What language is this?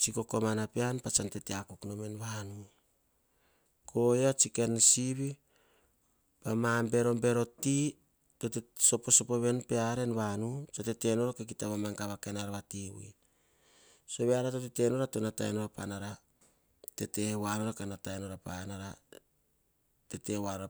Hahon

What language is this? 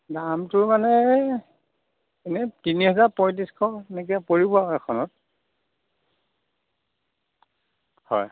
Assamese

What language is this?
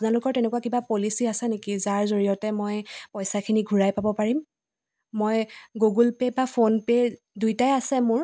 Assamese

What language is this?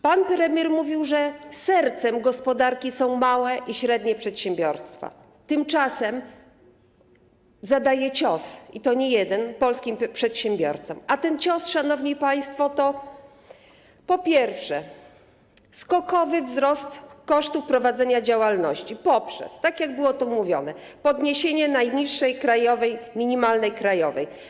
Polish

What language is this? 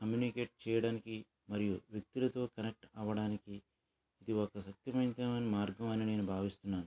Telugu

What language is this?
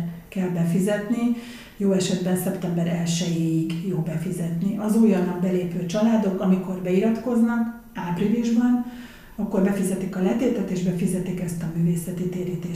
Hungarian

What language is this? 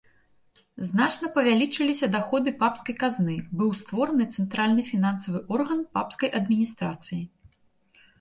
Belarusian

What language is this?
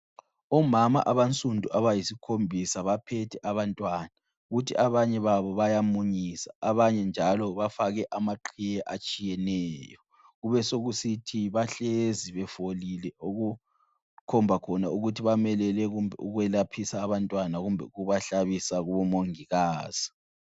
North Ndebele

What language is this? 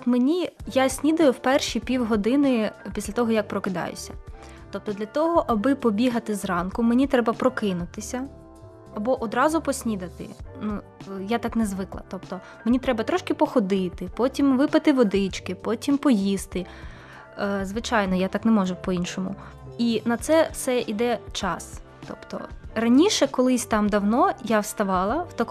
Ukrainian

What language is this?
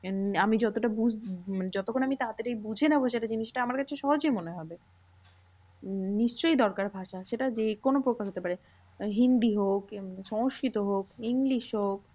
Bangla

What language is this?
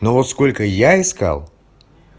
Russian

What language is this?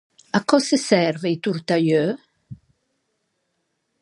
Ligurian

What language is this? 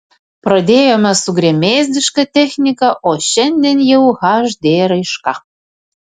Lithuanian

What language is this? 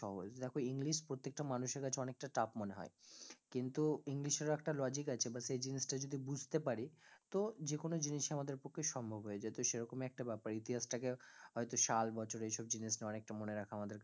Bangla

